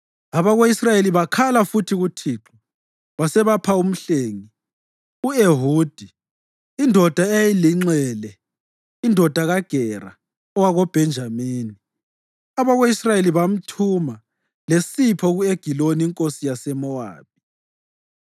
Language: North Ndebele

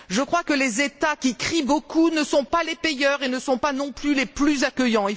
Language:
French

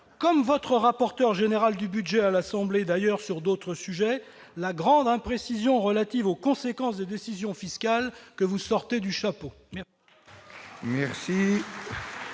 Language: French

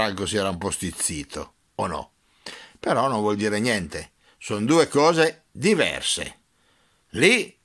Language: Italian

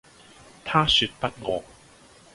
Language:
Cantonese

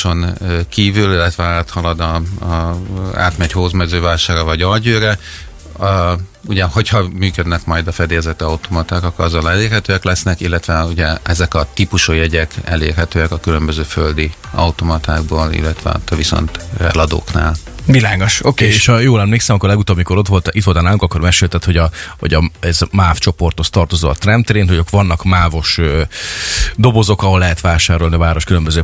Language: Hungarian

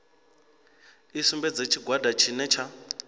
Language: Venda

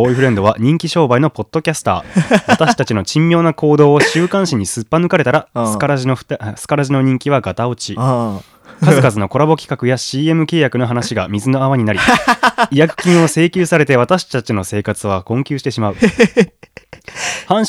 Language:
Japanese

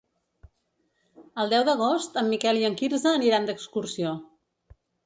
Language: Catalan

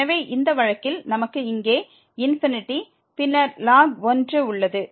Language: Tamil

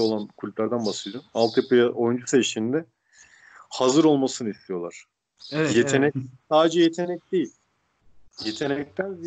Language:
Turkish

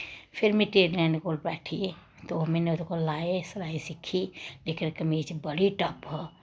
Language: Dogri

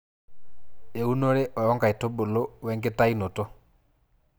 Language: Masai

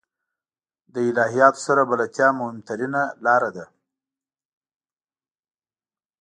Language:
Pashto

